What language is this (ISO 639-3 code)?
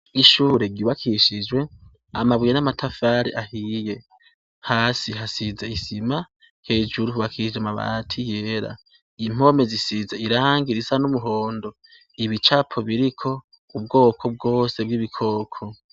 run